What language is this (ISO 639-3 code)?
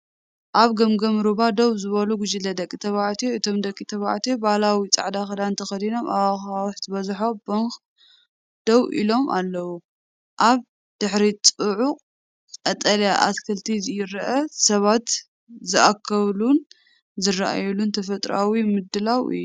tir